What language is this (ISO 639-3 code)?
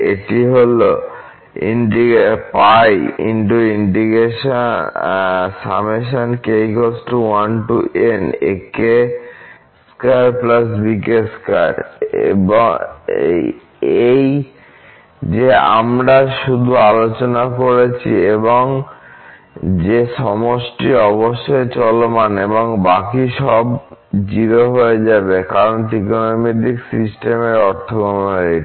ben